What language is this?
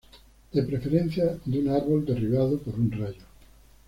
Spanish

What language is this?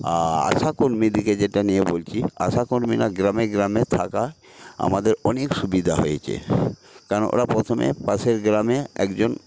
Bangla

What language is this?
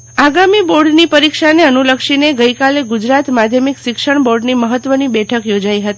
Gujarati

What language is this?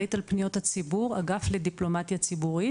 Hebrew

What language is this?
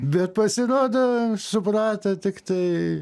Lithuanian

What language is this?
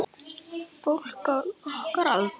Icelandic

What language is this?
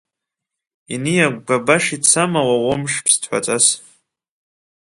Abkhazian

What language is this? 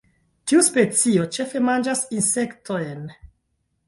Esperanto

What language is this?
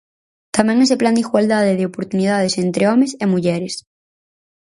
Galician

